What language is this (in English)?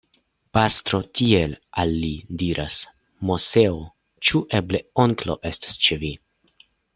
Esperanto